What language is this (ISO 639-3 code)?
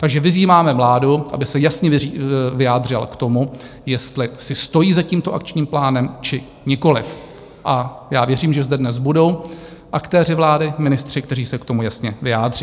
ces